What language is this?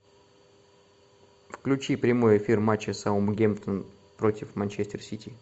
Russian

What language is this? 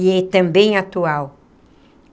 Portuguese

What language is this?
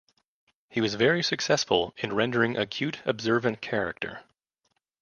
English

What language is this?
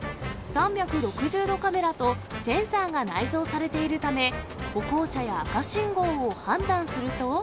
Japanese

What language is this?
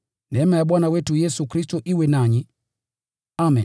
Swahili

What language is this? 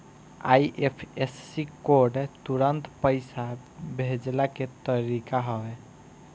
Bhojpuri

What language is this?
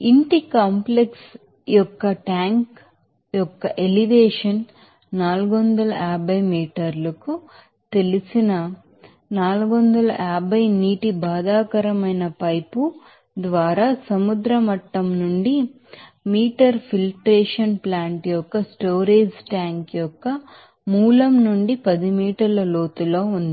Telugu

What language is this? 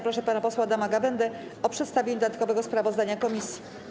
Polish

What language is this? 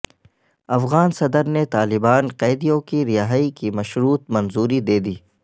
Urdu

